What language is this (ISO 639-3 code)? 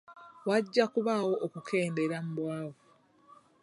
lug